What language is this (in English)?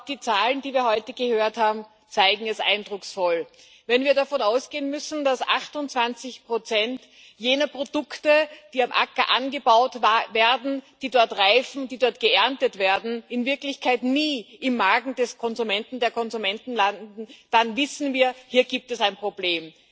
German